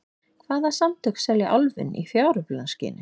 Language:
Icelandic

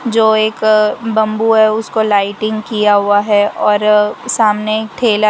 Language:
Hindi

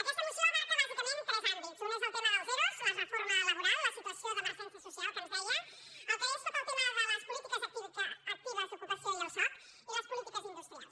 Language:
Catalan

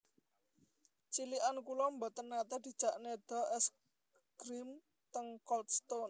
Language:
Javanese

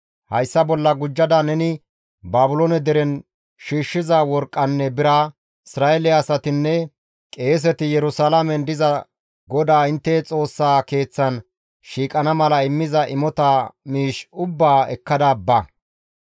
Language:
Gamo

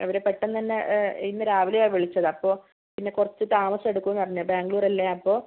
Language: Malayalam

